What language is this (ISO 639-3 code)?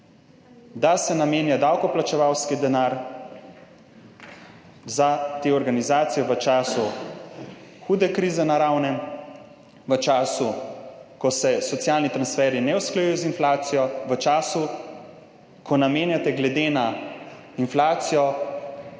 slv